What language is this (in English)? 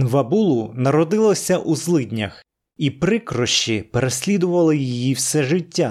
Ukrainian